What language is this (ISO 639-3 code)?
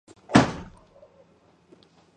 kat